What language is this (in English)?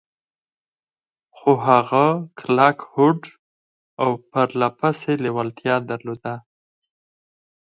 Pashto